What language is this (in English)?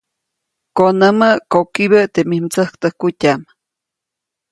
Copainalá Zoque